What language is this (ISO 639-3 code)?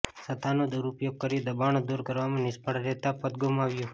guj